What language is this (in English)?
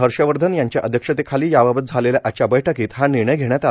Marathi